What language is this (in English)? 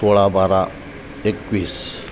Marathi